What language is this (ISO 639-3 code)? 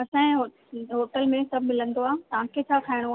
snd